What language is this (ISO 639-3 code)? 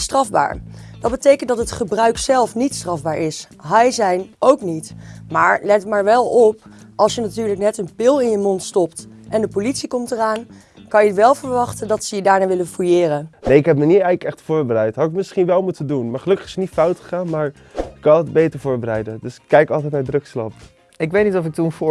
nld